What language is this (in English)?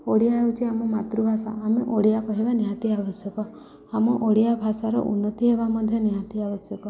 Odia